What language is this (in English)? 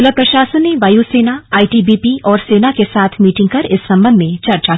Hindi